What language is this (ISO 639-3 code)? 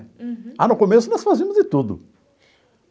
por